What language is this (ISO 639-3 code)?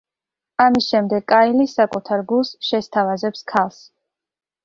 kat